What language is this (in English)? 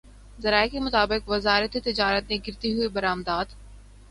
Urdu